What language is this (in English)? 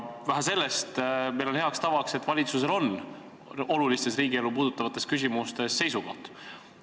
Estonian